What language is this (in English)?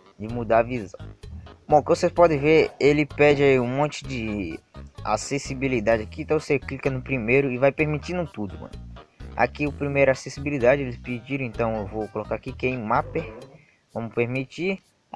Portuguese